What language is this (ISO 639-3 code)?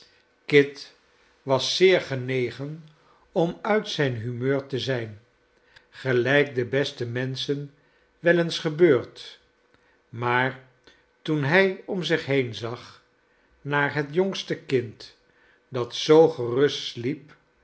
nld